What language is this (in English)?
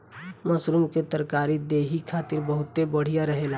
Bhojpuri